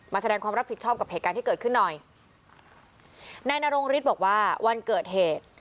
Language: Thai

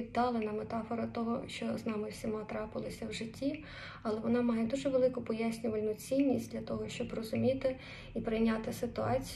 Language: Ukrainian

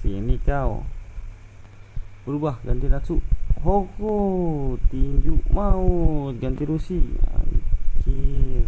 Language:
Indonesian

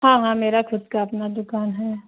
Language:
Urdu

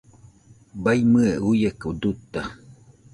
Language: Nüpode Huitoto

